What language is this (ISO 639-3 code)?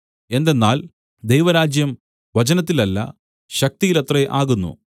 mal